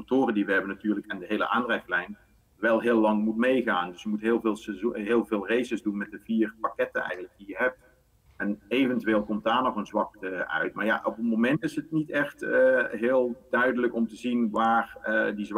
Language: Dutch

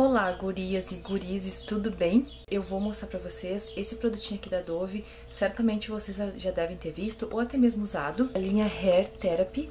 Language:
Portuguese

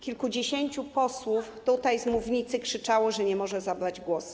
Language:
Polish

